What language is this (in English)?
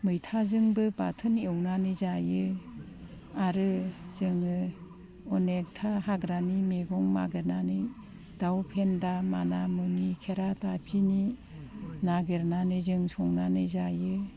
Bodo